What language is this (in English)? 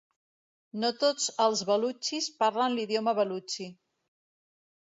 Catalan